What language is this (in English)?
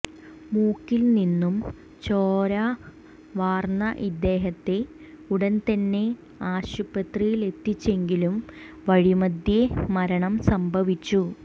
Malayalam